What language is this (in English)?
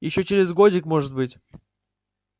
Russian